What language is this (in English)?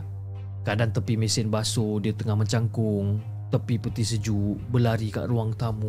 Malay